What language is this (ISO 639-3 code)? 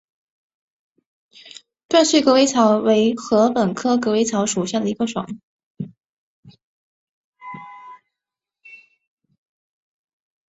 zho